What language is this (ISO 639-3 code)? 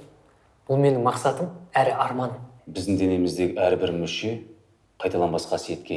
kaz